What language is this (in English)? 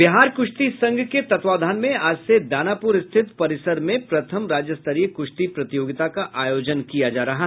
Hindi